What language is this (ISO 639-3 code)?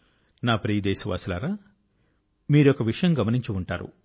tel